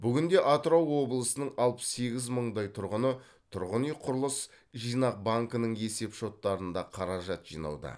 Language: Kazakh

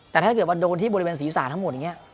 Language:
Thai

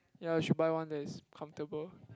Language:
English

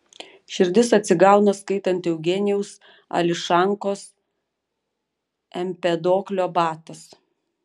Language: Lithuanian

